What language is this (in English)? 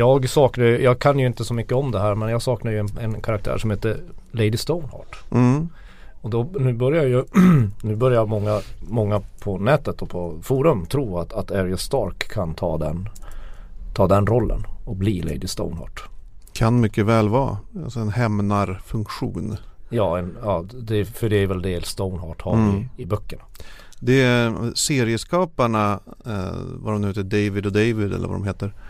Swedish